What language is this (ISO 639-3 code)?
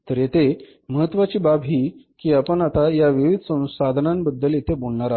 mar